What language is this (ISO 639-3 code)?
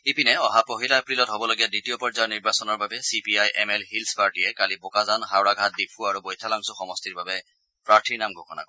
asm